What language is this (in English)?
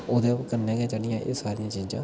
Dogri